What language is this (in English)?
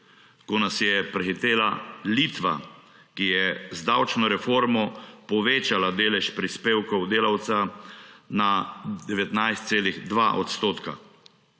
Slovenian